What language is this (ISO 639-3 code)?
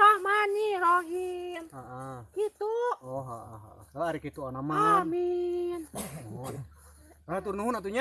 ind